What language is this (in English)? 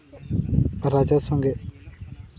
Santali